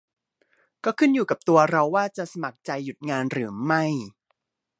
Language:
Thai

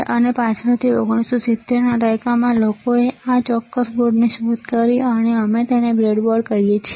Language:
Gujarati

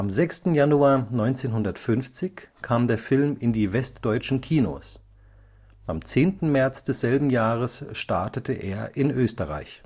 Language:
German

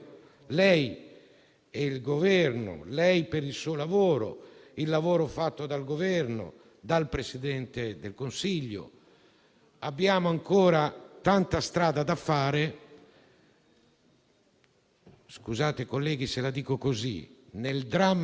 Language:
Italian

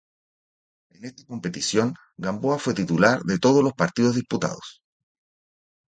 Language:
Spanish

